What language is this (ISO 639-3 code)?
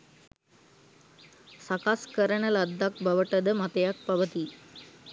sin